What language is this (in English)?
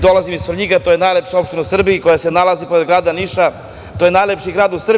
Serbian